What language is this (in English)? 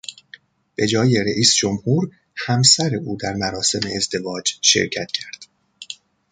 Persian